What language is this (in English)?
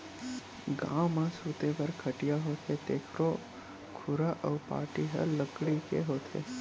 Chhattisgarhi